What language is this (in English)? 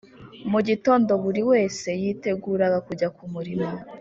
Kinyarwanda